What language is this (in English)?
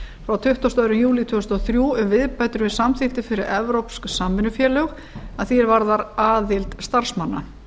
Icelandic